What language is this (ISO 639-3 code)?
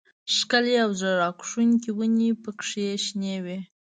pus